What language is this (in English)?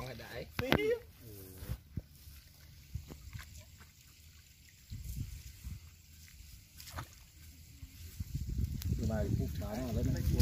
Vietnamese